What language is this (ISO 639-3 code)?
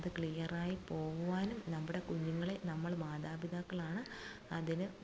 mal